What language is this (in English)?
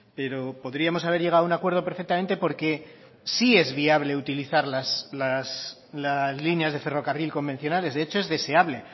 Spanish